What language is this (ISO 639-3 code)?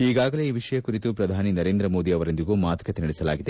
kan